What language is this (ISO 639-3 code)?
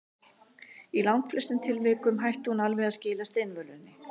isl